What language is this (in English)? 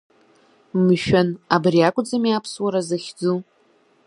Abkhazian